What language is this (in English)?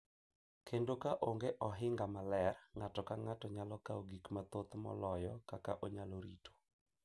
Luo (Kenya and Tanzania)